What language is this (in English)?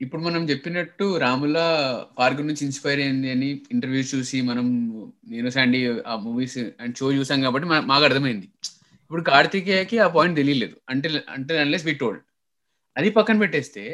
Telugu